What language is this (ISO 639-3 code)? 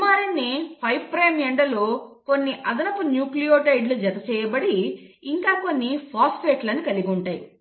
tel